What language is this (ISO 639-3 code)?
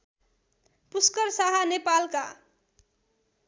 nep